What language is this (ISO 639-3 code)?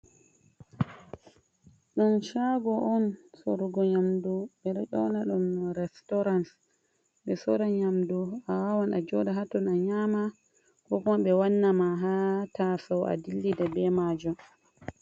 ful